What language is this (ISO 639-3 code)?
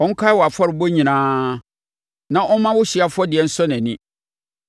aka